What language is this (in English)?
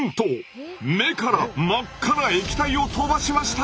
Japanese